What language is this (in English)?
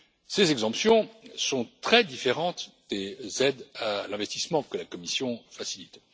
French